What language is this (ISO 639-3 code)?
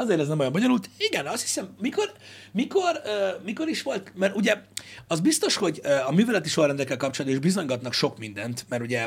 hun